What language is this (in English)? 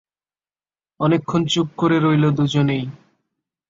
Bangla